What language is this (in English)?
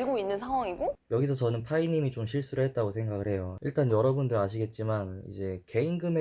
Korean